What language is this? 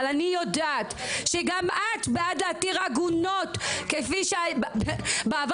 Hebrew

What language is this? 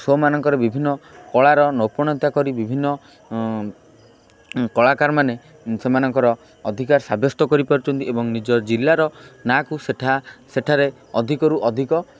Odia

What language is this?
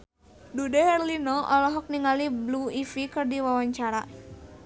Sundanese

